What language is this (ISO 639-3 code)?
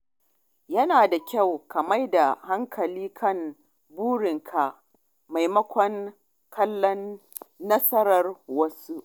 hau